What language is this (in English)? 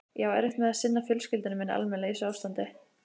Icelandic